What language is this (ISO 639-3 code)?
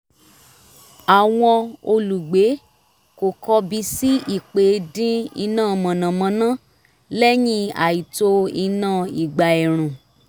yor